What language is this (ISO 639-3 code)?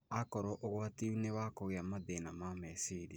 kik